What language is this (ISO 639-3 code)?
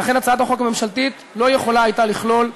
heb